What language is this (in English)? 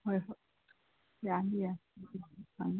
Manipuri